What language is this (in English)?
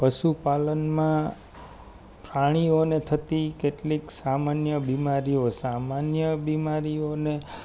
Gujarati